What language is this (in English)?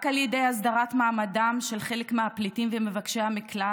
Hebrew